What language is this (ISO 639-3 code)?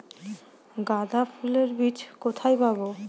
ben